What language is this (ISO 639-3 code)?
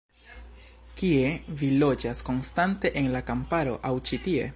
epo